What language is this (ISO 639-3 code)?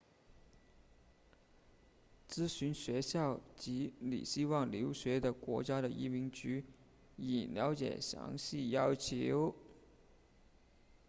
zho